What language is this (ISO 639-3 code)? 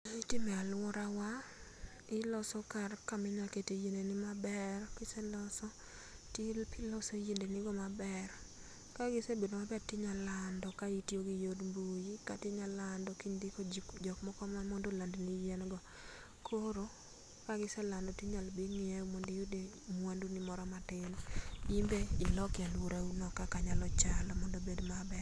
luo